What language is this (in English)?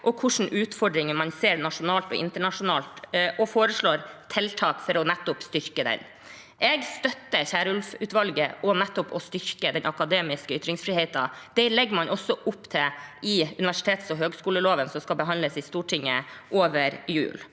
Norwegian